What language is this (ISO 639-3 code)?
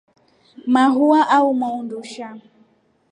rof